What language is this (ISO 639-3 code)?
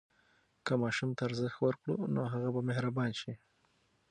pus